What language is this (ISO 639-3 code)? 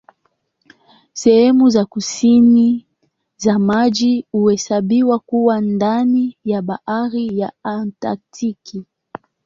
swa